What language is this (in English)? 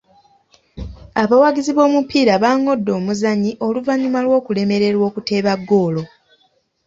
Ganda